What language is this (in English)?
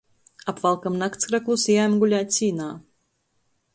Latgalian